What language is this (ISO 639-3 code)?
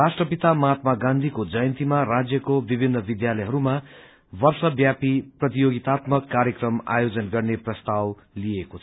nep